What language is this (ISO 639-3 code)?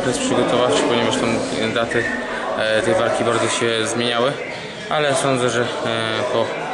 pol